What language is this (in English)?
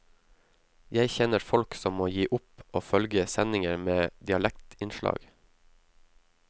Norwegian